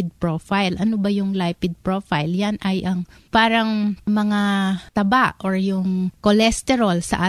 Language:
Filipino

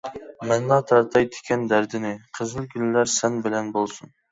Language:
Uyghur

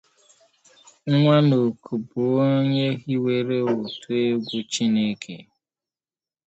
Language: Igbo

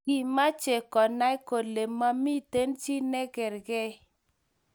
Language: Kalenjin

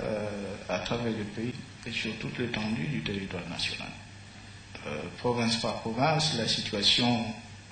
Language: French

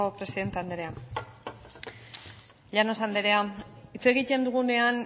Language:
Basque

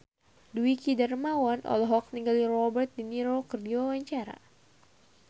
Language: Sundanese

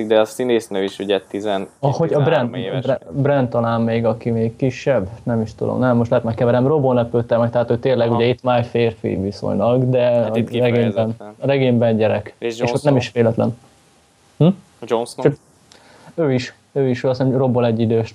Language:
Hungarian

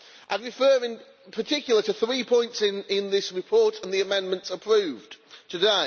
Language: English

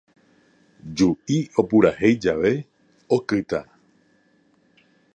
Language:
Guarani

